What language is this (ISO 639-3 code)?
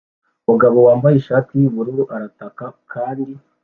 kin